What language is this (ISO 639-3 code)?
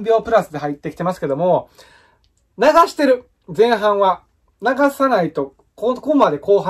jpn